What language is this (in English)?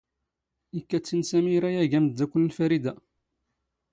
Standard Moroccan Tamazight